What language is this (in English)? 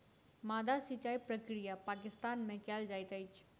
Maithili